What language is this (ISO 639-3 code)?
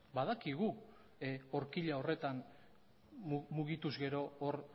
eus